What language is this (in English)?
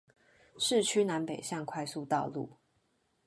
Chinese